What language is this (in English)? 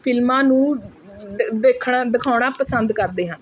Punjabi